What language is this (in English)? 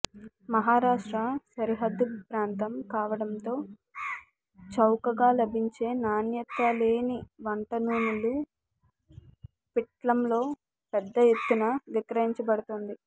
Telugu